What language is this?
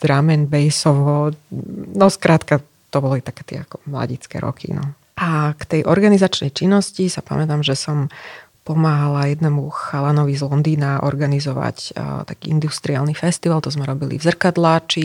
Slovak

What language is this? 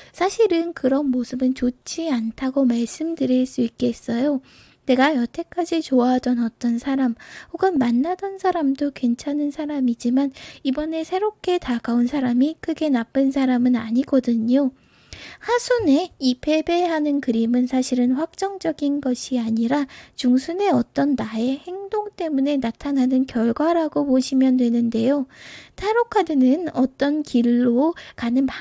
Korean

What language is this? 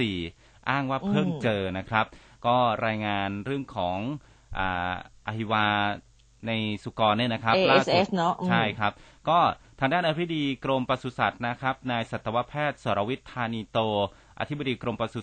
Thai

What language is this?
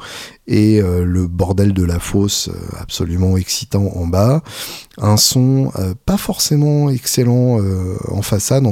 French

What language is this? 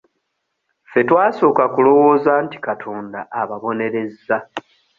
Ganda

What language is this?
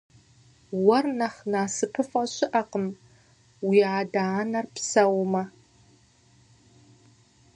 Kabardian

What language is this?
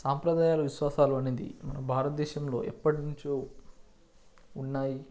Telugu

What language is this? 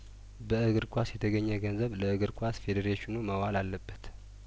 Amharic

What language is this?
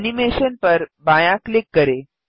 Hindi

